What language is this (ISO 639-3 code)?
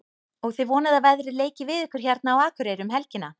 isl